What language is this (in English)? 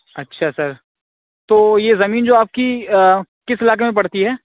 Urdu